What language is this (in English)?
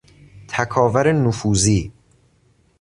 Persian